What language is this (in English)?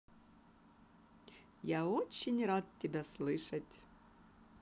Russian